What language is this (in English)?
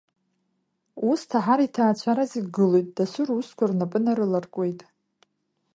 Abkhazian